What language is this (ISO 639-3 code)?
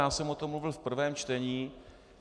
ces